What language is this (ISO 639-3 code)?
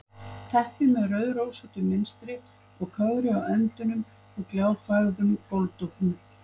isl